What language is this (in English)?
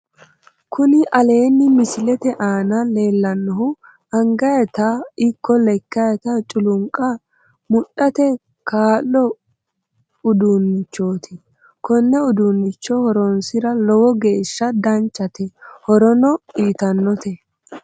Sidamo